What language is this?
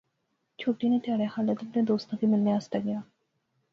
Pahari-Potwari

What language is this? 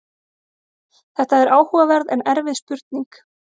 Icelandic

